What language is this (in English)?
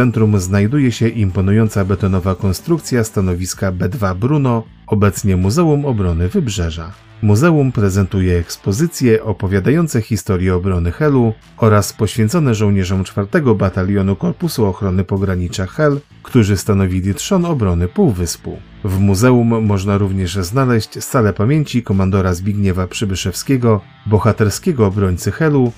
Polish